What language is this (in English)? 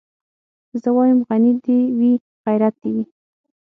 Pashto